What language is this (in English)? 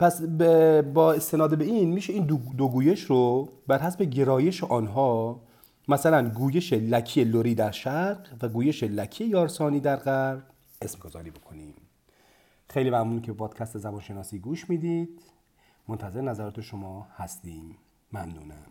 Persian